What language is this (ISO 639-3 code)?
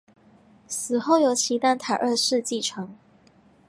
zho